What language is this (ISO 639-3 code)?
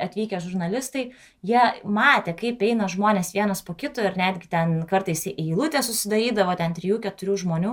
lit